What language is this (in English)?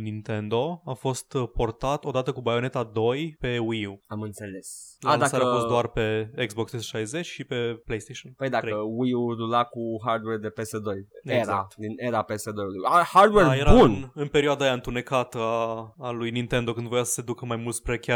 Romanian